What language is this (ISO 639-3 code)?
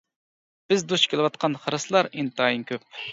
uig